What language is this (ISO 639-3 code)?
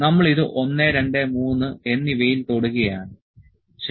mal